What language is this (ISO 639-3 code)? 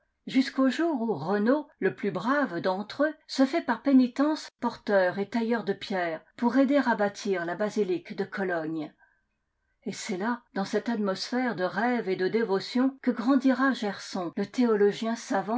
fra